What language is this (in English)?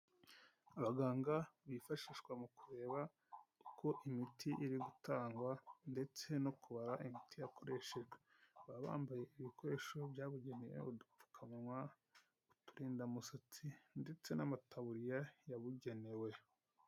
Kinyarwanda